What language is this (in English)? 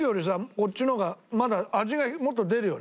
Japanese